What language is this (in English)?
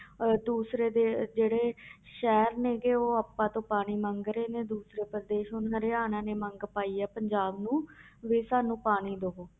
Punjabi